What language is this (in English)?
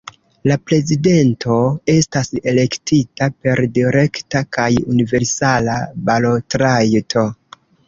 Esperanto